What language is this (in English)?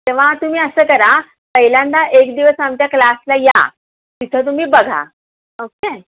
Marathi